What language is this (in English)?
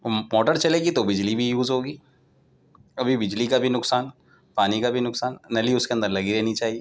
Urdu